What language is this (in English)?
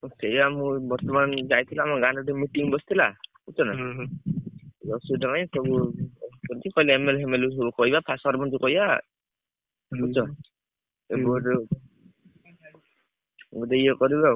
Odia